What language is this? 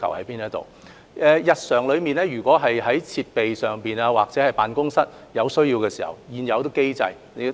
Cantonese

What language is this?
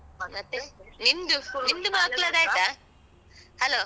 Kannada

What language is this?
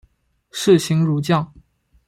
Chinese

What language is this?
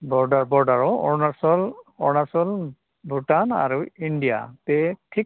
Bodo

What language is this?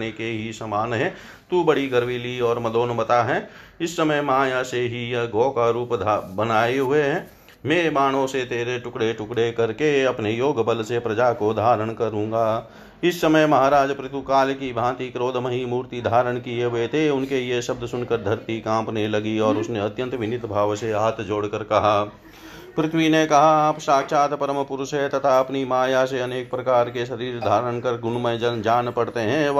Hindi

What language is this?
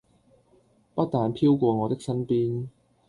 Cantonese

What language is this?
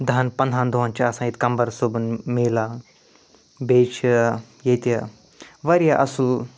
Kashmiri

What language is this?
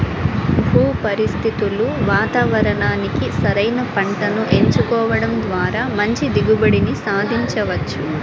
Telugu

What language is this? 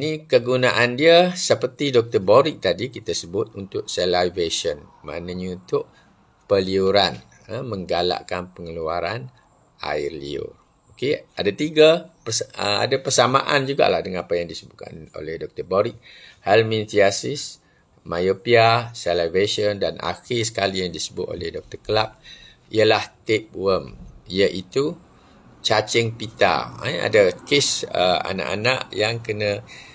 Malay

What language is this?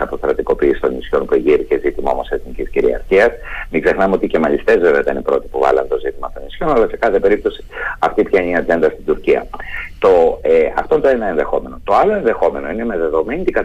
Greek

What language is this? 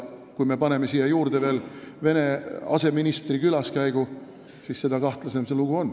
Estonian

